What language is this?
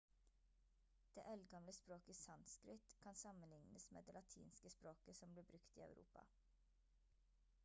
Norwegian Bokmål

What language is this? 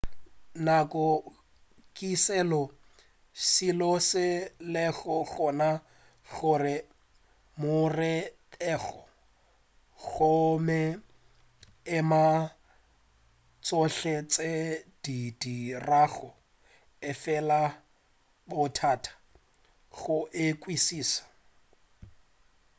Northern Sotho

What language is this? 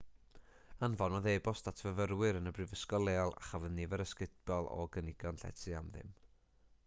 Welsh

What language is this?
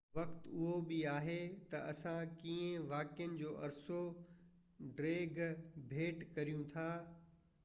Sindhi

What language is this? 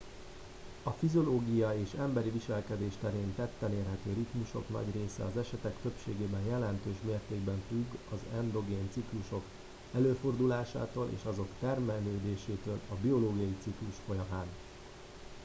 Hungarian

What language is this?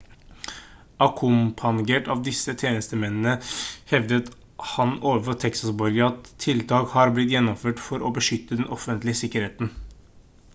Norwegian Bokmål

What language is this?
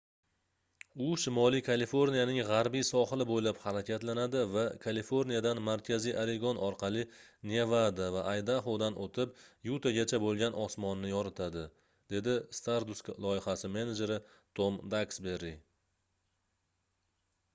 Uzbek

